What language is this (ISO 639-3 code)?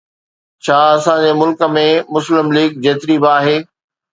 snd